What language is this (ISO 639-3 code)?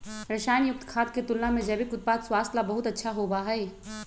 mag